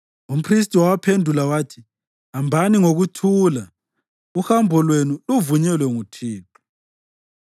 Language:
North Ndebele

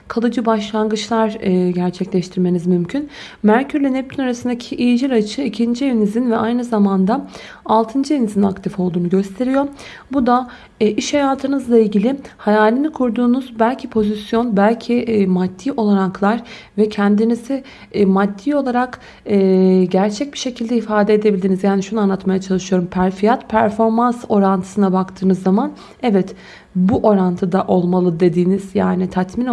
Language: Turkish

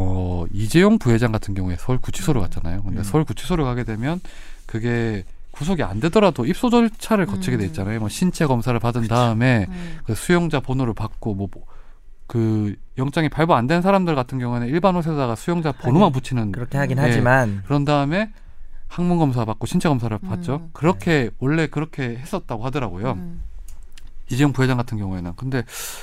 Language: Korean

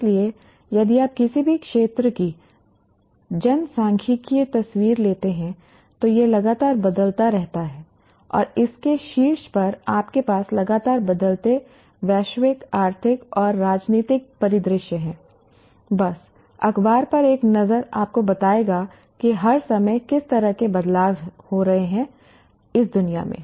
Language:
Hindi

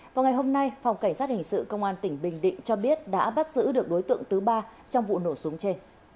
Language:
Vietnamese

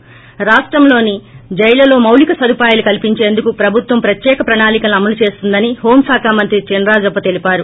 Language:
Telugu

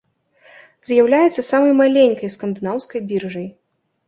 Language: Belarusian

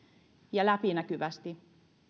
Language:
Finnish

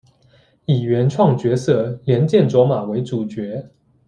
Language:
Chinese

